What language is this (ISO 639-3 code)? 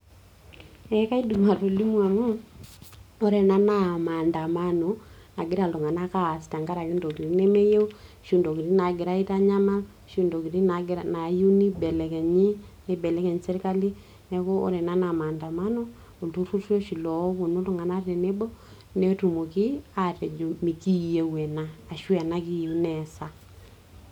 mas